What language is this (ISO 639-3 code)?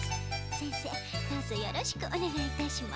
jpn